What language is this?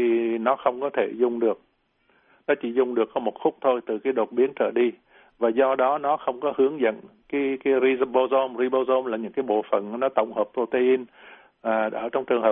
Vietnamese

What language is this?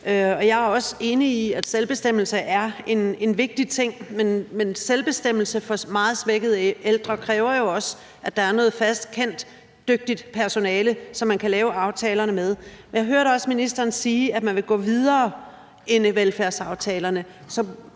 Danish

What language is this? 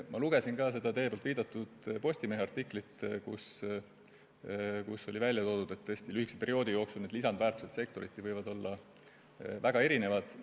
Estonian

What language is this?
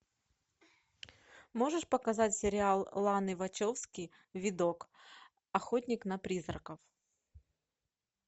Russian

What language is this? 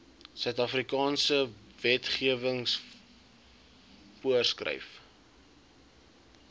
Afrikaans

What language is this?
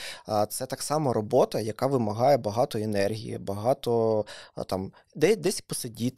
Ukrainian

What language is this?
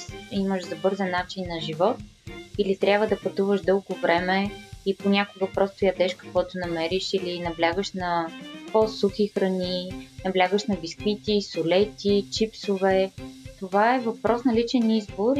Bulgarian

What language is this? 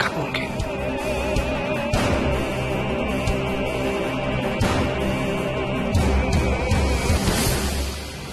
Indonesian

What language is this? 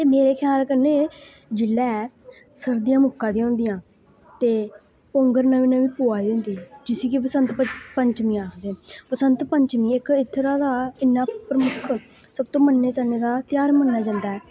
Dogri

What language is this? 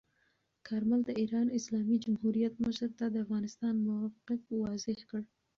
Pashto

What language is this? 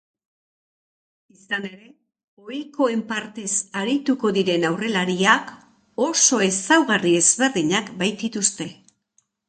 Basque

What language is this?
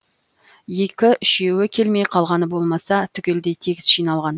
Kazakh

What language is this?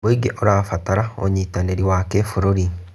Kikuyu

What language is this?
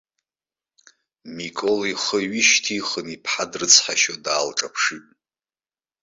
Abkhazian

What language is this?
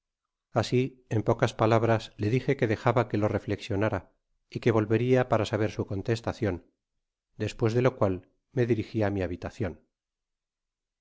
Spanish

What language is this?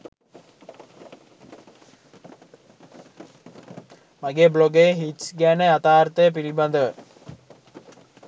Sinhala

